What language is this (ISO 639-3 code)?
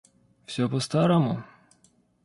rus